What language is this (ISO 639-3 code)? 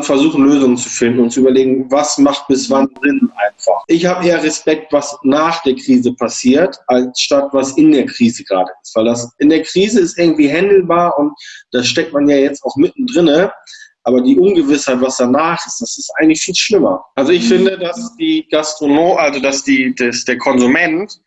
deu